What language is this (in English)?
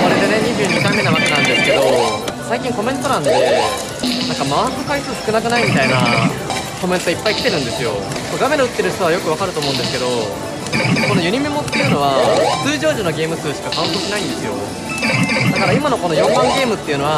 Japanese